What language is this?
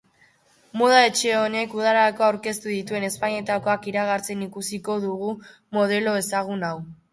Basque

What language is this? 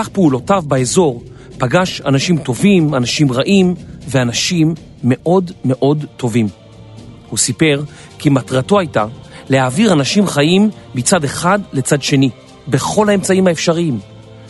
Hebrew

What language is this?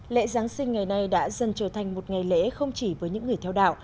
Vietnamese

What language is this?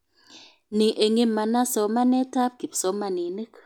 Kalenjin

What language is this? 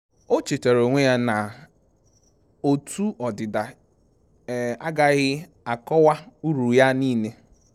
Igbo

